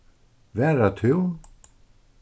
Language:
Faroese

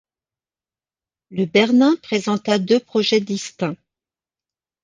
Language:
French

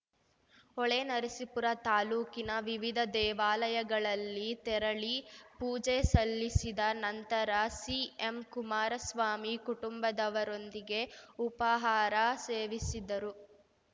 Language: Kannada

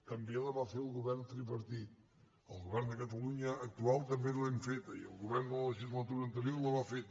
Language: Catalan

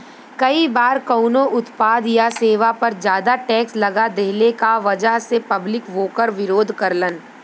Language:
Bhojpuri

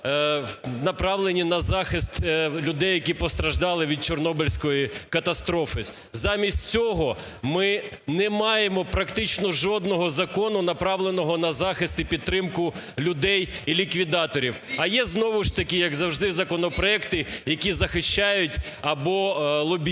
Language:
Ukrainian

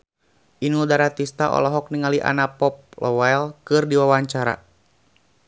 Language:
Sundanese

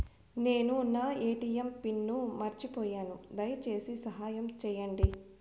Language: Telugu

